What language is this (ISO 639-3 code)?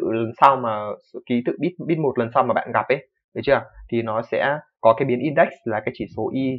vie